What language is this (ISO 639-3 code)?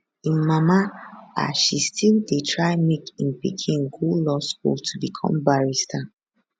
pcm